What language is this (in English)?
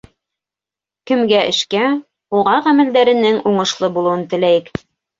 Bashkir